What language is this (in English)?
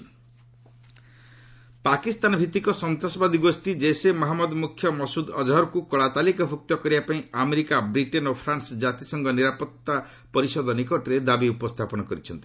Odia